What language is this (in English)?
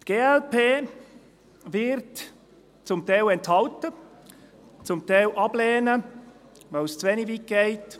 Swiss German